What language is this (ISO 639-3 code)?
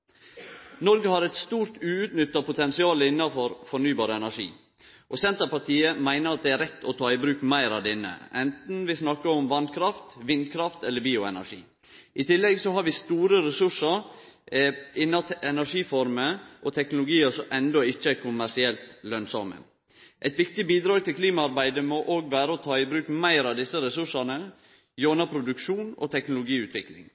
nno